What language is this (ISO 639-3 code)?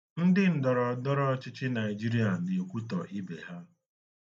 ibo